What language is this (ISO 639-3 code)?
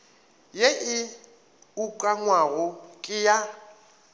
nso